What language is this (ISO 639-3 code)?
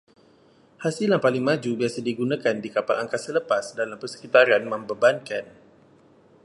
msa